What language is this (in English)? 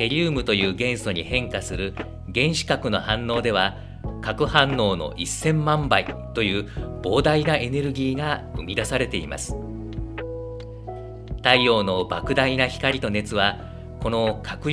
Japanese